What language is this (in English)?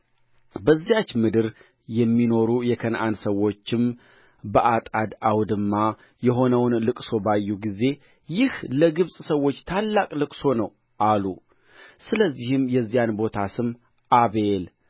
Amharic